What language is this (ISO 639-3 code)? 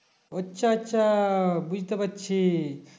ben